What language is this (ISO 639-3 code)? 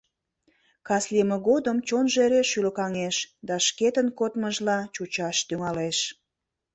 chm